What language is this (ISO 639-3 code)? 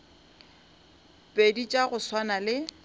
nso